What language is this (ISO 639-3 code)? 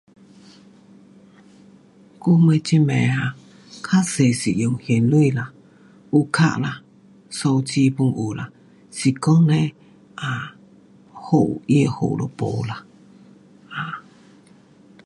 cpx